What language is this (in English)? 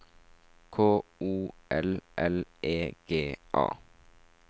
Norwegian